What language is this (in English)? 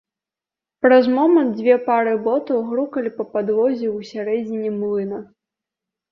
Belarusian